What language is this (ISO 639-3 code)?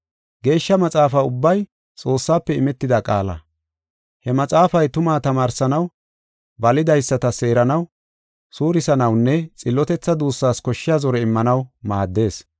gof